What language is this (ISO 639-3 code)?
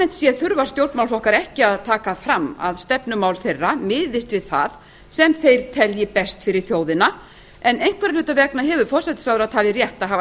isl